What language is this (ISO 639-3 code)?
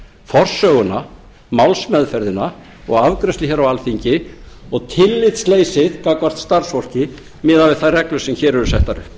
isl